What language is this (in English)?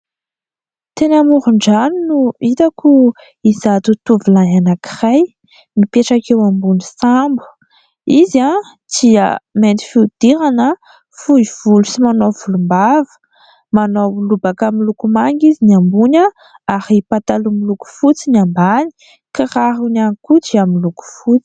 Malagasy